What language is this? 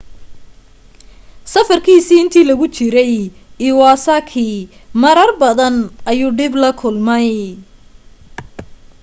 Somali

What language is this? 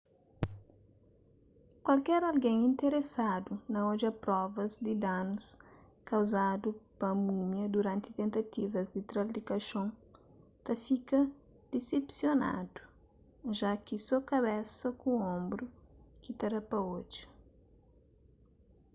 Kabuverdianu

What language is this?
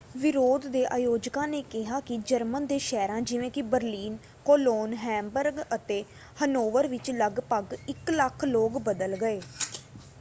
Punjabi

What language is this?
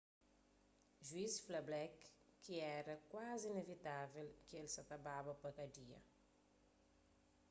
Kabuverdianu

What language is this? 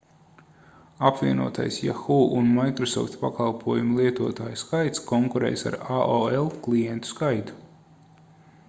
Latvian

